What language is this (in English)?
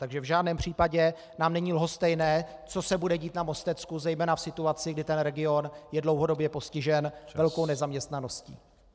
Czech